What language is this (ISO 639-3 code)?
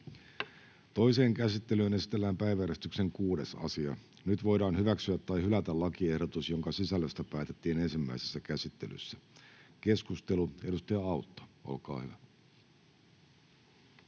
fin